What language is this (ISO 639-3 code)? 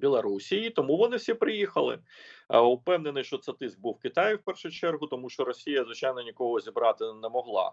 ukr